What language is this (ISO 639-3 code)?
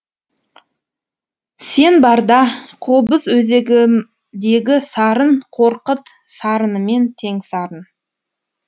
kaz